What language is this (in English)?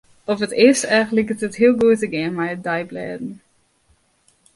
Western Frisian